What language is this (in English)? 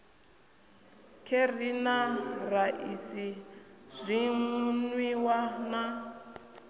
Venda